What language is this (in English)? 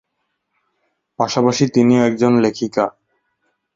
Bangla